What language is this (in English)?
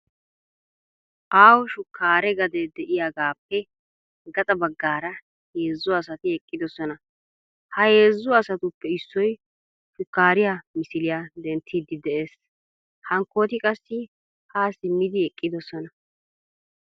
Wolaytta